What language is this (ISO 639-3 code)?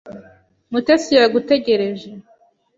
kin